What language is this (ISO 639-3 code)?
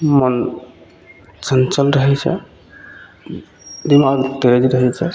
mai